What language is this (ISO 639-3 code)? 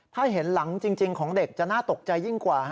tha